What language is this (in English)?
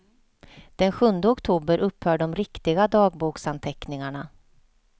Swedish